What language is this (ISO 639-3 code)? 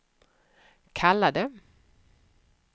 swe